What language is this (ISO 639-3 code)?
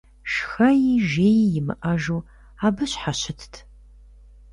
kbd